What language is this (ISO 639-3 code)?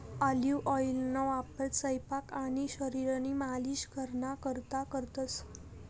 mar